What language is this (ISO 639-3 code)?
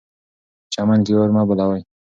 pus